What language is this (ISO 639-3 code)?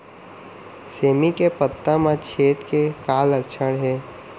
hne